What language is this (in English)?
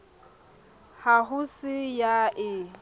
Southern Sotho